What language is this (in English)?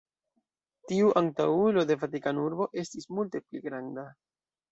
Esperanto